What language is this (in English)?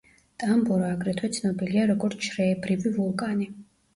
Georgian